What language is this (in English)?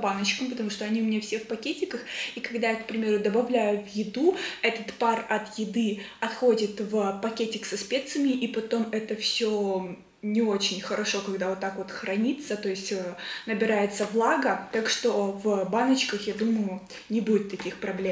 Russian